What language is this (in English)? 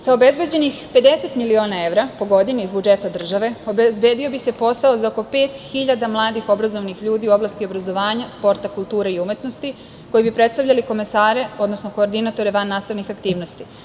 Serbian